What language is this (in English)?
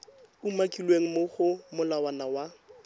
Tswana